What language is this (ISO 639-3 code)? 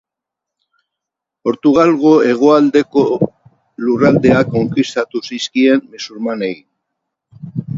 eus